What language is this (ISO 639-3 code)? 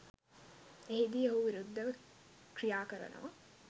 sin